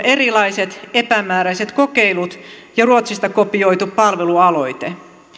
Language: Finnish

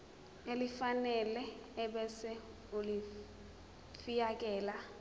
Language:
Zulu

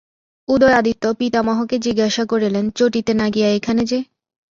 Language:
Bangla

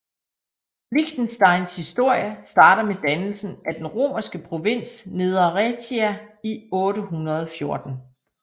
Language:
Danish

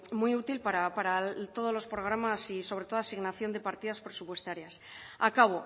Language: Spanish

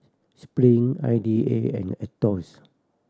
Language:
English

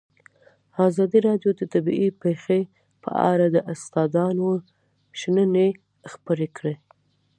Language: Pashto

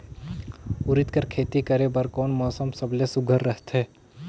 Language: Chhattisgarhi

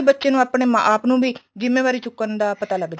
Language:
Punjabi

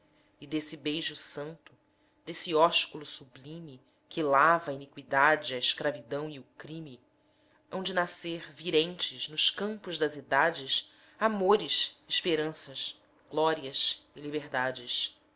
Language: Portuguese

